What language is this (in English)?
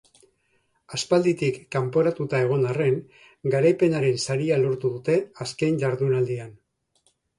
Basque